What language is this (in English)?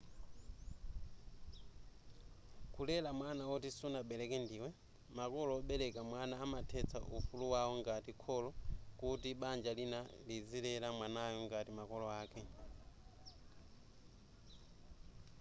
Nyanja